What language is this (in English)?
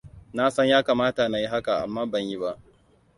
Hausa